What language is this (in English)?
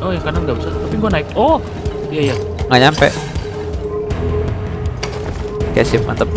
Indonesian